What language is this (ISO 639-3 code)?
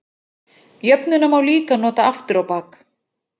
isl